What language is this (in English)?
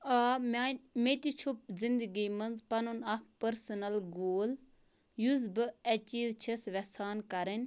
Kashmiri